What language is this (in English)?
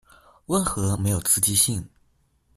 Chinese